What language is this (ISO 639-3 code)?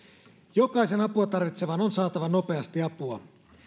fin